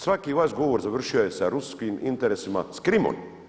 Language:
Croatian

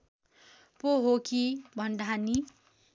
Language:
Nepali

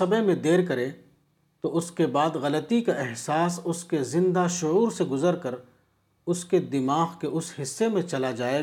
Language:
Urdu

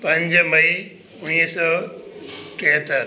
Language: Sindhi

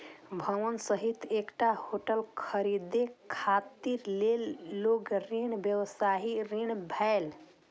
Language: Maithili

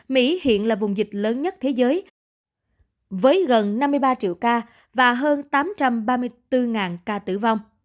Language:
Vietnamese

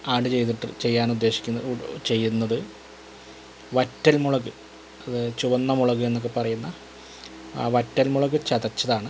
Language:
Malayalam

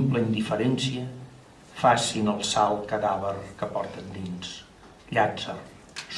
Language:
Catalan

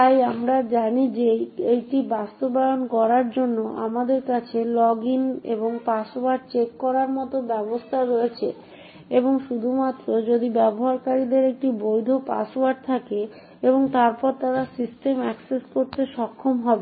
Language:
Bangla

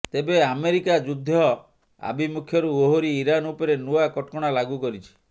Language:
Odia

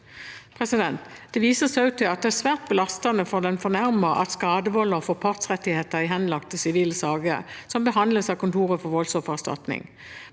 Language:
Norwegian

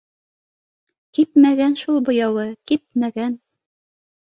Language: Bashkir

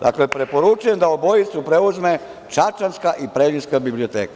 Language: Serbian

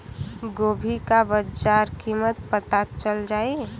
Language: Bhojpuri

